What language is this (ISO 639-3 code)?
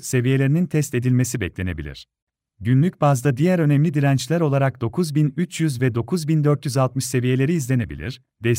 tur